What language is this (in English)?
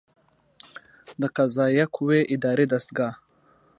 Pashto